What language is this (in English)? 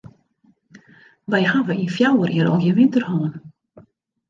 Western Frisian